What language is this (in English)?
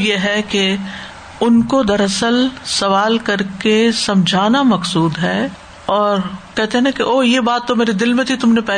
Urdu